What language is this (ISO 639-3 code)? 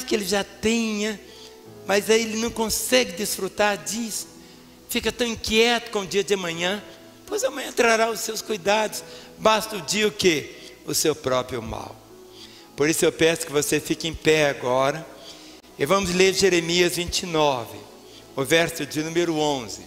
por